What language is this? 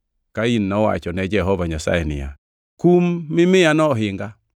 Luo (Kenya and Tanzania)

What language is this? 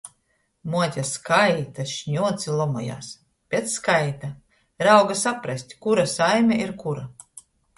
Latgalian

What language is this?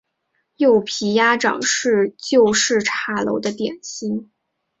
Chinese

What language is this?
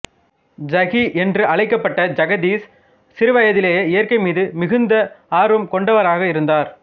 Tamil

